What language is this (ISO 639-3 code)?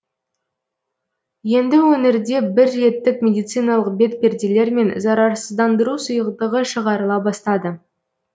kaz